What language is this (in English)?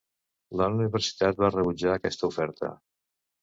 Catalan